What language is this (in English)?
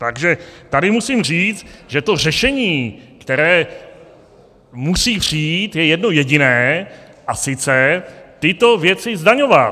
Czech